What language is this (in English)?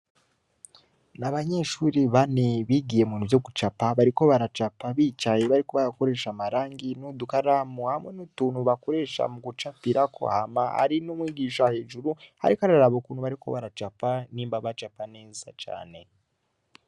Rundi